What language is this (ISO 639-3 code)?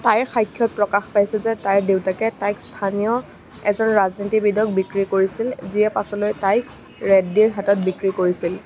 asm